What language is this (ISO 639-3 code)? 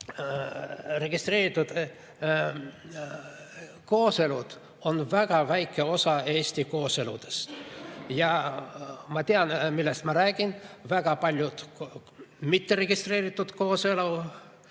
est